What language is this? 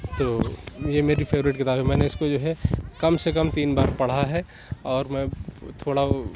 Urdu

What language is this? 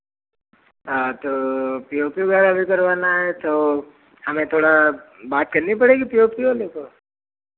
Hindi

